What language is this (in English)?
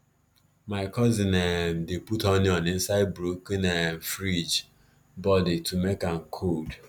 Nigerian Pidgin